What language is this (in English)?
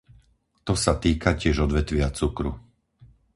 Slovak